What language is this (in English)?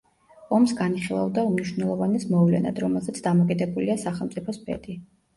Georgian